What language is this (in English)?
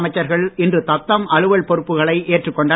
Tamil